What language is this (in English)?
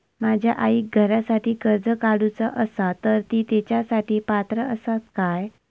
Marathi